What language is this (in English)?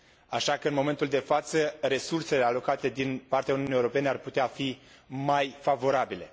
Romanian